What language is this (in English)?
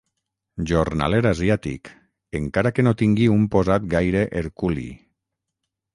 Catalan